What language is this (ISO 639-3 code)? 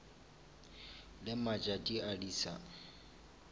nso